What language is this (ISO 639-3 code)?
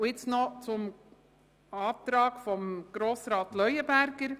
gsw